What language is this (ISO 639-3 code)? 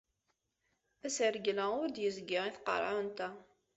kab